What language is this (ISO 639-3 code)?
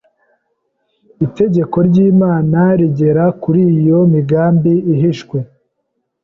kin